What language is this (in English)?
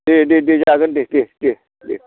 Bodo